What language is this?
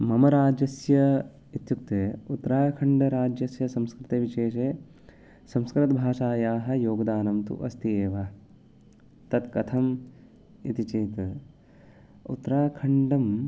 Sanskrit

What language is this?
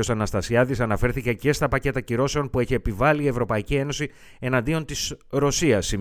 Greek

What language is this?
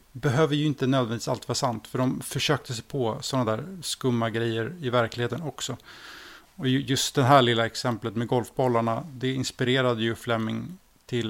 Swedish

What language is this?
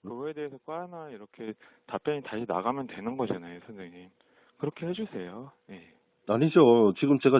Korean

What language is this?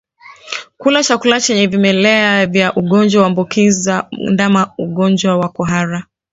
Swahili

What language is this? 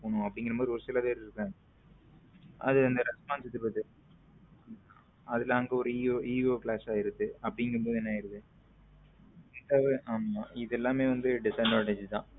Tamil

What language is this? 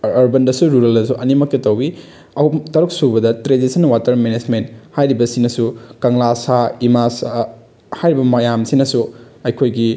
Manipuri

